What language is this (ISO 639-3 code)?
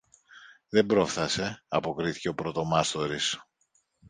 ell